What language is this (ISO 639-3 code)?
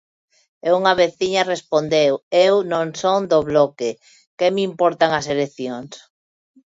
glg